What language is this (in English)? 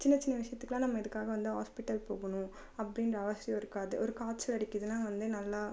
Tamil